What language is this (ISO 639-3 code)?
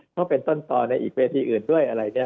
tha